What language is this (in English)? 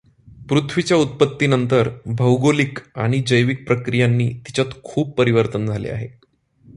Marathi